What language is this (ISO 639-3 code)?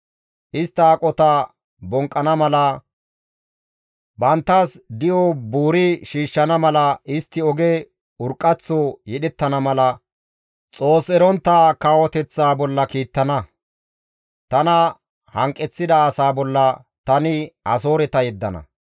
gmv